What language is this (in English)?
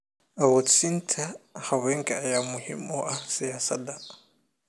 Somali